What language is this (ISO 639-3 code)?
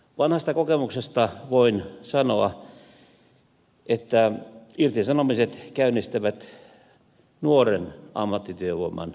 fin